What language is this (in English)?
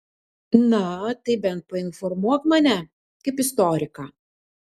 Lithuanian